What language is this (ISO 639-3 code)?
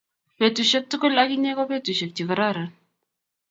kln